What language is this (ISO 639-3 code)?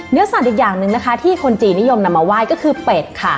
tha